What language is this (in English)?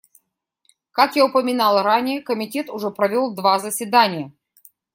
Russian